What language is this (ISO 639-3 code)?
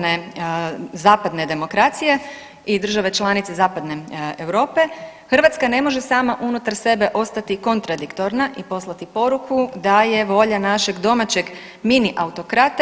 hrv